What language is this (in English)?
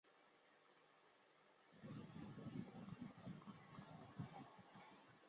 Chinese